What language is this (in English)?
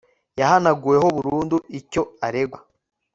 Kinyarwanda